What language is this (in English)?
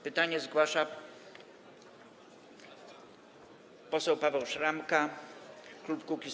Polish